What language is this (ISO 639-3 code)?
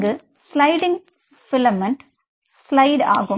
tam